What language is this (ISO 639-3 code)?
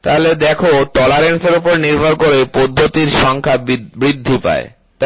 ben